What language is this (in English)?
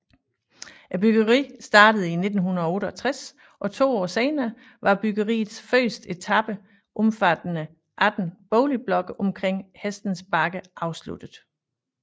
Danish